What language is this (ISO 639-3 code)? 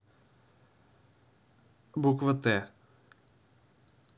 rus